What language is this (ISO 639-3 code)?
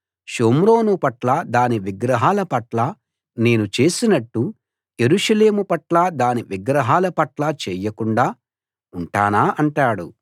tel